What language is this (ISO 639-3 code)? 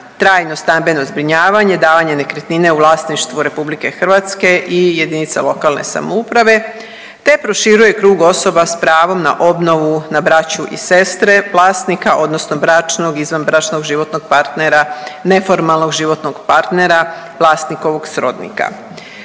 hrv